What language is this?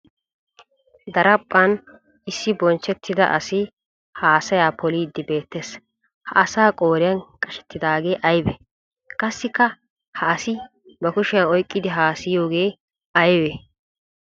Wolaytta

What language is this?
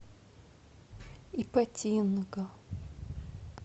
Russian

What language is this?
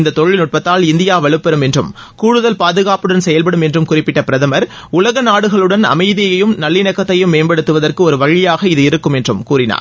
Tamil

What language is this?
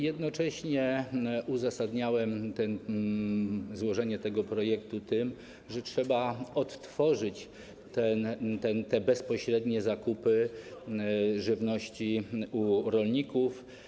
Polish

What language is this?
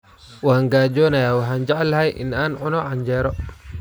Somali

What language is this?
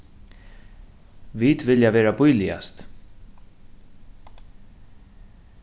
Faroese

